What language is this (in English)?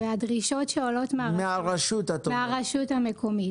Hebrew